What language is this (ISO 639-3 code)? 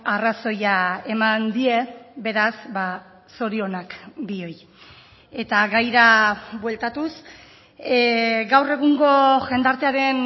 eus